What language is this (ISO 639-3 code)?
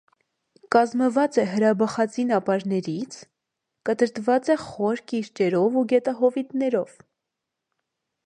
hye